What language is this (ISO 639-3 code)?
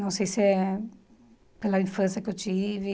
por